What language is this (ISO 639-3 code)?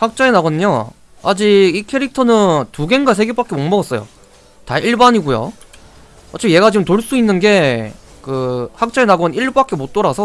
kor